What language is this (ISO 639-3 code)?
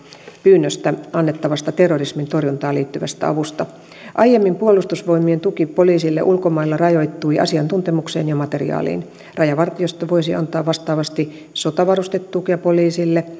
fin